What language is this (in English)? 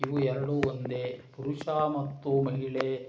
Kannada